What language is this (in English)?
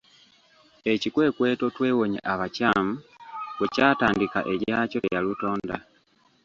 Ganda